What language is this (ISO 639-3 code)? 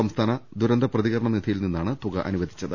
mal